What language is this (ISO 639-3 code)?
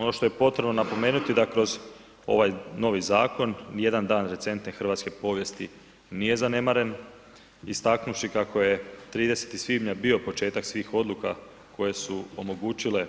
hrv